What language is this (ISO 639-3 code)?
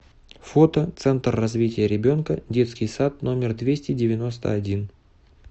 rus